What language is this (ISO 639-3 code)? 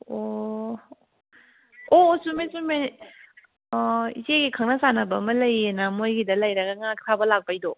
mni